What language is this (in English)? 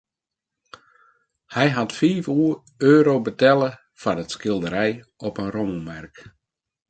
Western Frisian